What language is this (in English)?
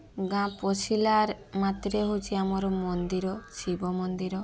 Odia